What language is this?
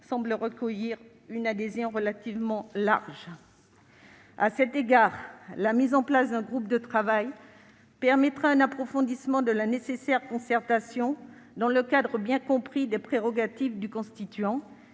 French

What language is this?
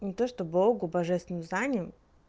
Russian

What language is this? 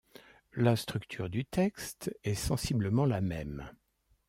French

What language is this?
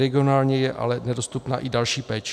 Czech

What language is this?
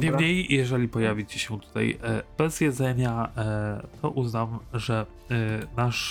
Polish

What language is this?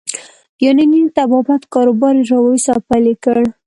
Pashto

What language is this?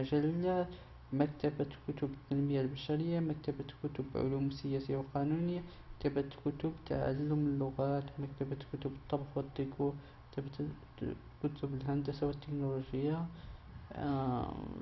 Arabic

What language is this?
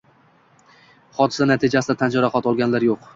Uzbek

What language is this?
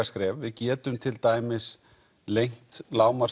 Icelandic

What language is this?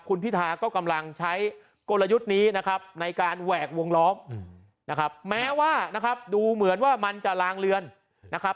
Thai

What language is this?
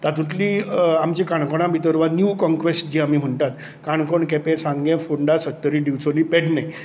Konkani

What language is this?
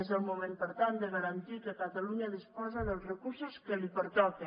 Catalan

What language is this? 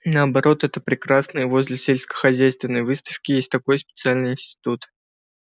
Russian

